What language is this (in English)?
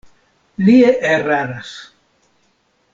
Esperanto